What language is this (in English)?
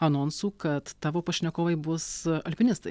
Lithuanian